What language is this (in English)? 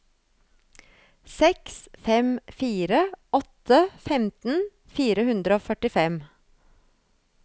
Norwegian